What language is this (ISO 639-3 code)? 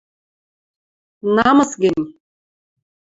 mrj